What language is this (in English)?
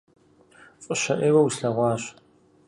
Kabardian